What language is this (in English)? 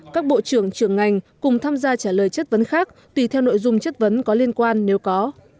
Vietnamese